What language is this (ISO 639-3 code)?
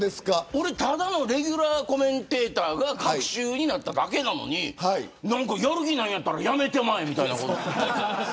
jpn